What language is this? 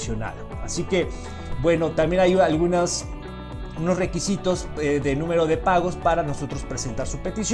Spanish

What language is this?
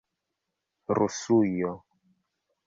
Esperanto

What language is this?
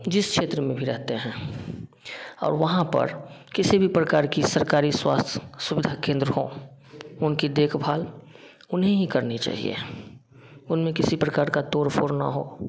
Hindi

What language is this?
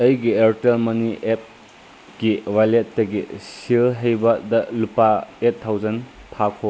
Manipuri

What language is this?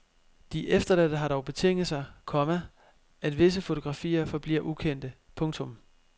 Danish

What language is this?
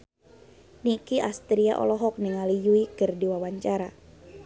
Sundanese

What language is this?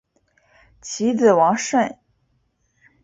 Chinese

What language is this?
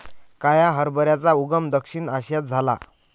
Marathi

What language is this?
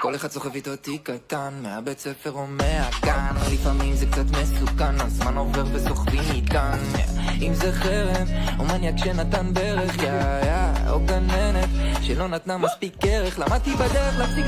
Hebrew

